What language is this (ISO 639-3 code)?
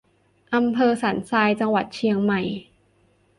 tha